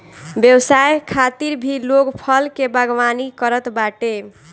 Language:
Bhojpuri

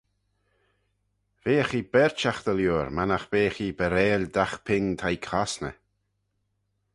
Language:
Manx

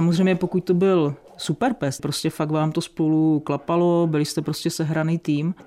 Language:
Czech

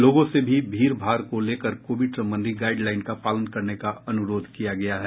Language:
Hindi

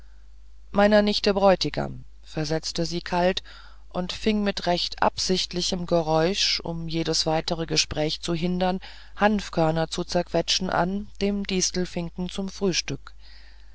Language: German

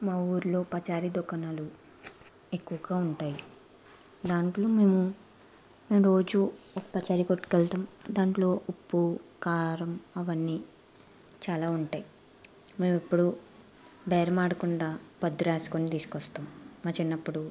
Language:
Telugu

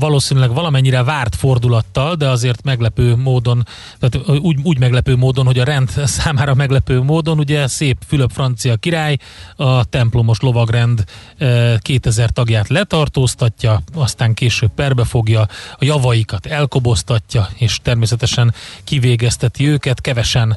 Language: Hungarian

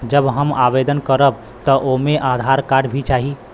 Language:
Bhojpuri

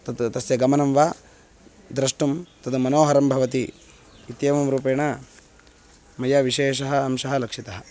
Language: Sanskrit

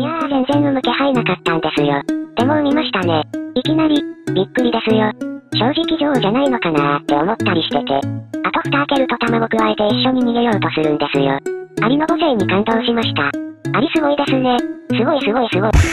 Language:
Japanese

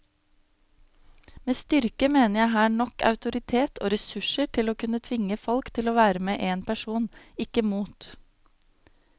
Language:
Norwegian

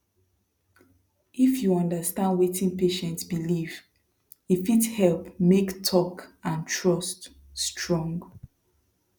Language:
Nigerian Pidgin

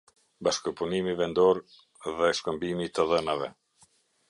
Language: Albanian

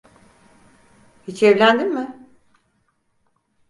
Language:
Turkish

